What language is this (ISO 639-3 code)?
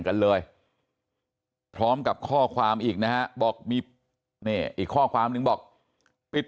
tha